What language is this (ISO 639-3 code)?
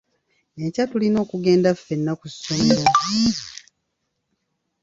lug